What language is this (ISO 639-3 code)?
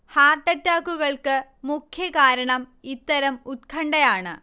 mal